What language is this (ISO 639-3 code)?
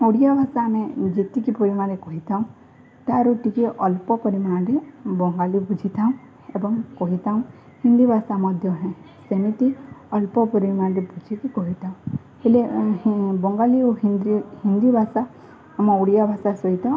ori